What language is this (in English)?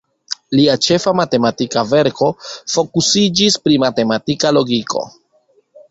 Esperanto